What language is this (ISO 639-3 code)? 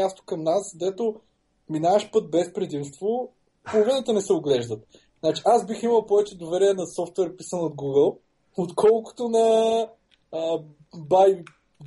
bul